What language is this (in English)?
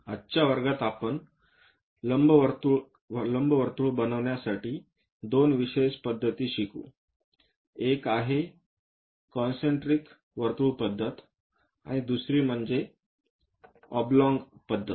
Marathi